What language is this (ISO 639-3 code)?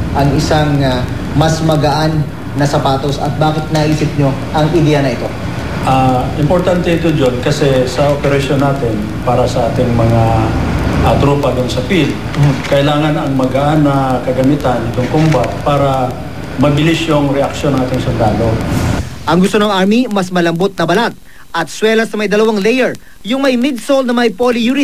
fil